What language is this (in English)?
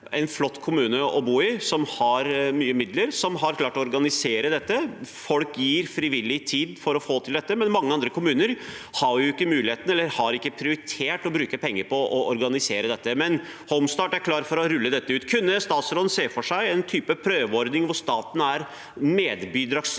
Norwegian